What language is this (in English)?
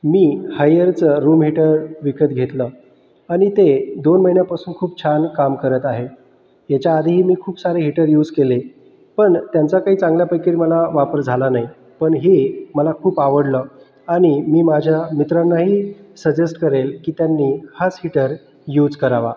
Marathi